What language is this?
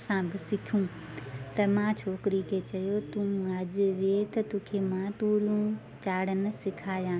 Sindhi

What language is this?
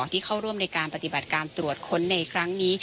Thai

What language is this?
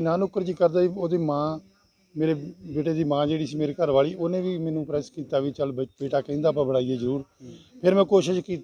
Hindi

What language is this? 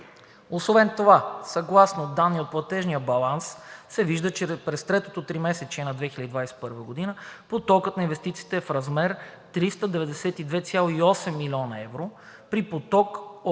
Bulgarian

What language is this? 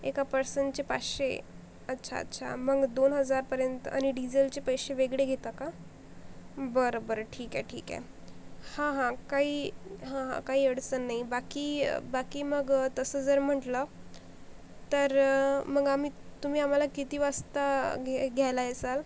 Marathi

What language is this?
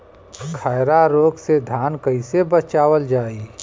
Bhojpuri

